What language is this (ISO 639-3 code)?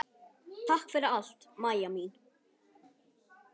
isl